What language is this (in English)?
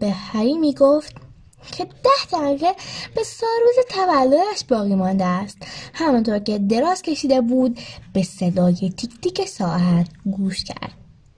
Persian